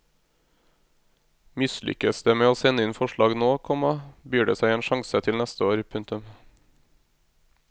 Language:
Norwegian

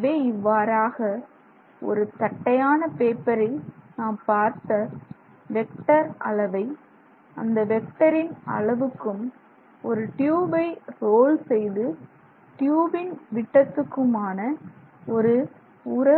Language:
Tamil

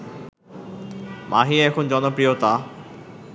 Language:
Bangla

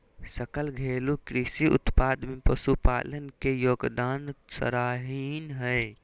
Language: Magahi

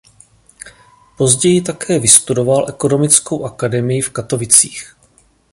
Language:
Czech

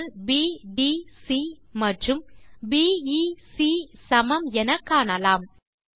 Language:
Tamil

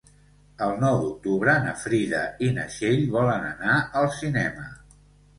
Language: Catalan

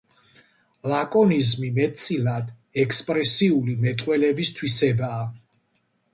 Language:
Georgian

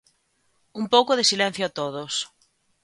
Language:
Galician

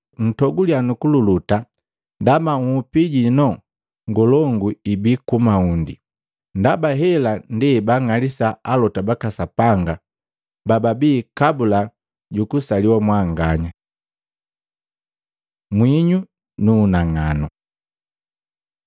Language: Matengo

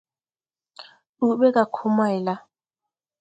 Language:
Tupuri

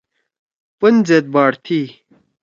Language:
Torwali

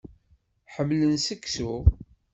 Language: Kabyle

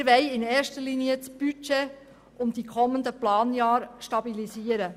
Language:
Swiss German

